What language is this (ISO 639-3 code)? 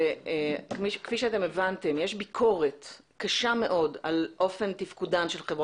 heb